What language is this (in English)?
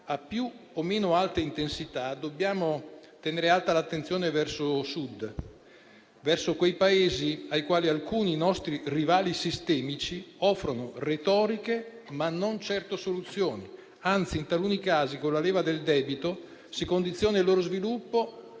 Italian